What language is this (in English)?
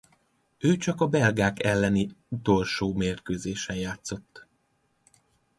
Hungarian